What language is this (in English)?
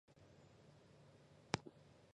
Chinese